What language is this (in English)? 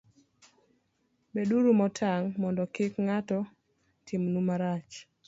Luo (Kenya and Tanzania)